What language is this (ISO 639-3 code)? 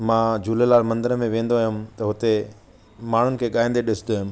snd